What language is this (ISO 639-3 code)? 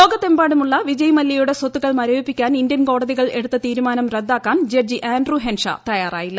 mal